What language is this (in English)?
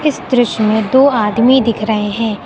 Hindi